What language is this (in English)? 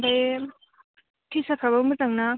Bodo